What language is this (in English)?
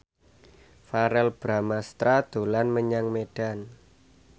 Javanese